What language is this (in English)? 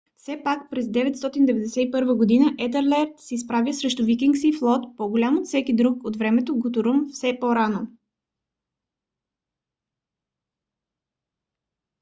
Bulgarian